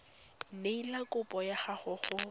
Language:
Tswana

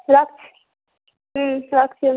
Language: Bangla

